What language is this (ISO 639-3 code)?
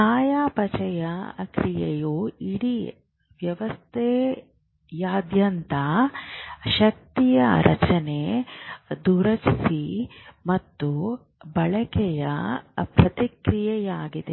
kan